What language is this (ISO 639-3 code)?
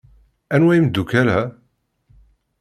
kab